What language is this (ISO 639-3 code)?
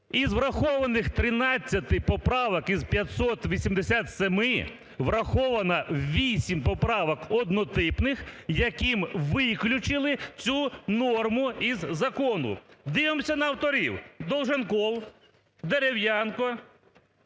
ukr